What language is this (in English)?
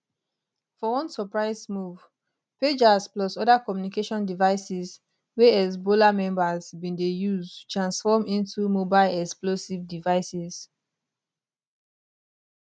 Nigerian Pidgin